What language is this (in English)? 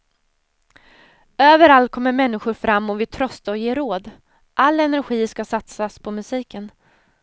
Swedish